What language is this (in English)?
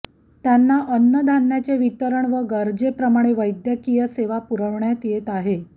Marathi